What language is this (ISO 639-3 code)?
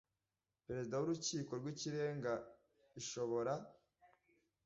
kin